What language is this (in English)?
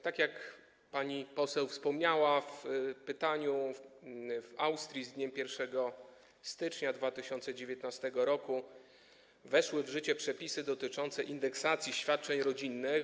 Polish